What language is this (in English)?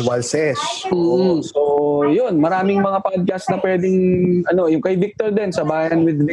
Filipino